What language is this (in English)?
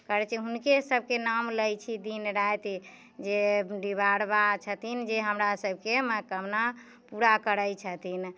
Maithili